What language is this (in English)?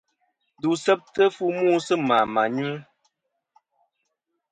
Kom